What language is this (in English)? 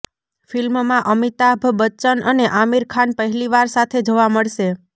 Gujarati